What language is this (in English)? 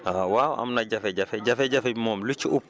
Wolof